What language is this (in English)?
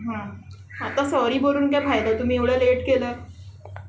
Marathi